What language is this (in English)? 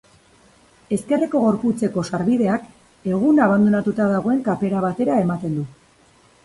Basque